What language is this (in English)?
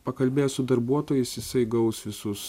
Lithuanian